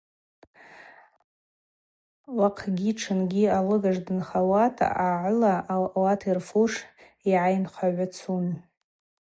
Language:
Abaza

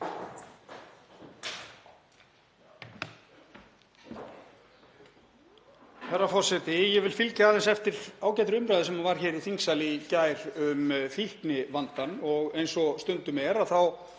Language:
Icelandic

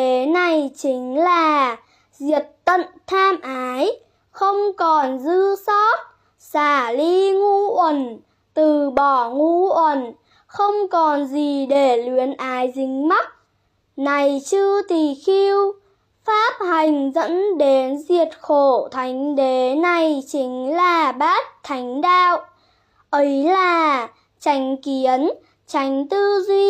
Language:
Vietnamese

